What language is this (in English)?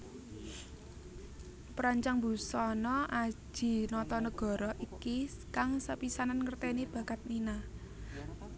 Javanese